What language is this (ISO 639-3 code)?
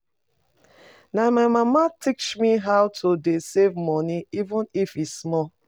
pcm